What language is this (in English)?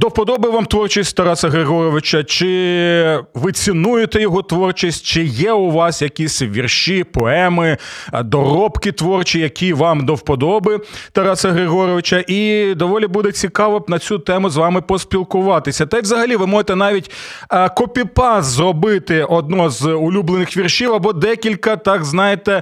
Ukrainian